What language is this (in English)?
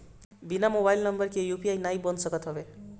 Bhojpuri